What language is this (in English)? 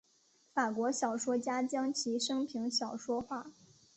Chinese